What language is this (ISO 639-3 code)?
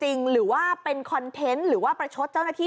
tha